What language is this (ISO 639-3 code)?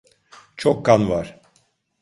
tur